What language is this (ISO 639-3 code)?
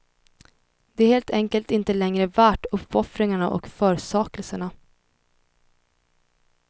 swe